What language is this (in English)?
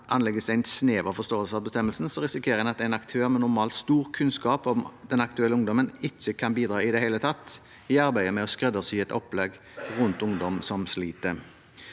Norwegian